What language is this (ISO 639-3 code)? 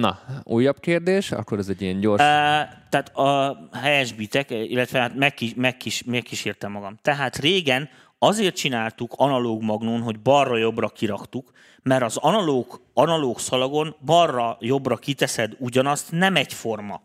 hun